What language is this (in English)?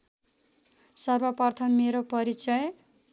Nepali